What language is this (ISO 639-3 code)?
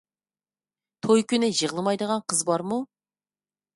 uig